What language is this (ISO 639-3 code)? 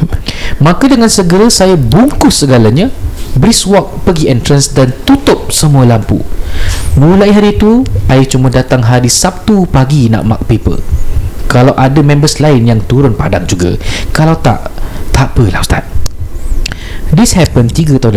msa